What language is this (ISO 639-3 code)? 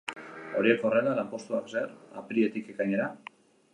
eus